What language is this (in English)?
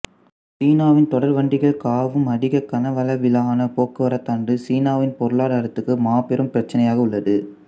Tamil